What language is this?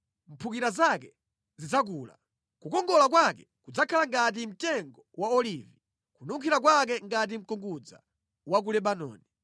Nyanja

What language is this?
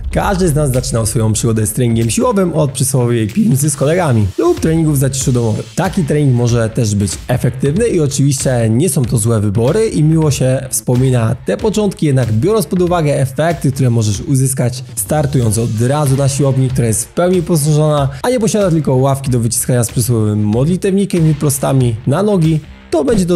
Polish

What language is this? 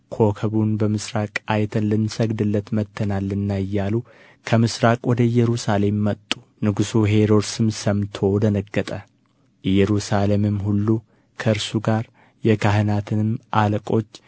Amharic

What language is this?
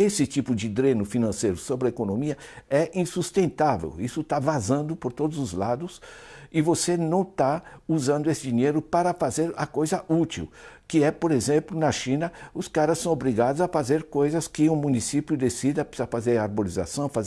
Portuguese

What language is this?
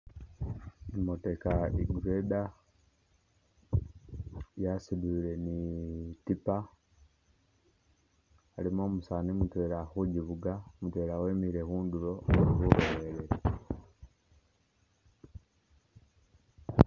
Masaaba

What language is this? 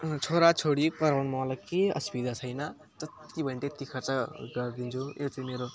Nepali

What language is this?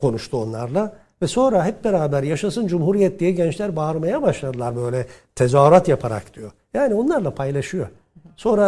Turkish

